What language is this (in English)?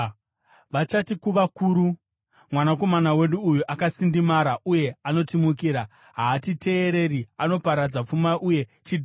Shona